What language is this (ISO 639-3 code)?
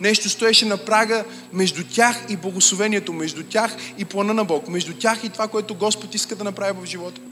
bul